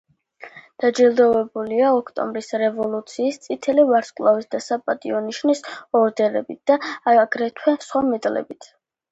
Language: Georgian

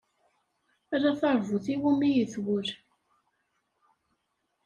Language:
Kabyle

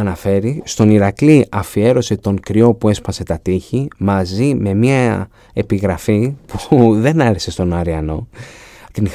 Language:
Greek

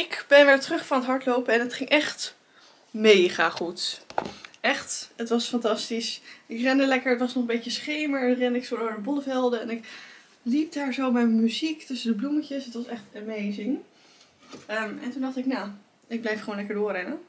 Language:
Dutch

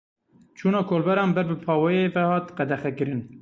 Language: Kurdish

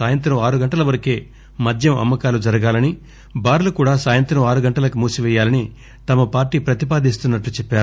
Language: Telugu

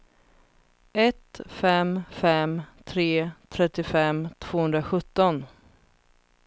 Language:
Swedish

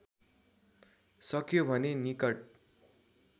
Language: Nepali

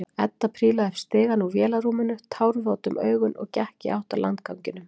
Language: Icelandic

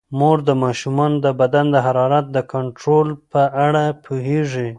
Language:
Pashto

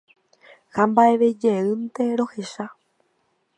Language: Guarani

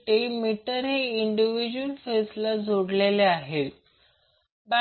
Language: Marathi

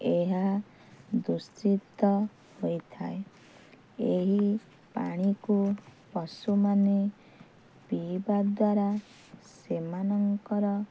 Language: Odia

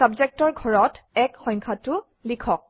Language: Assamese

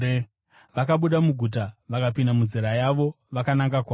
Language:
Shona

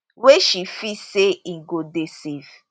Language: Nigerian Pidgin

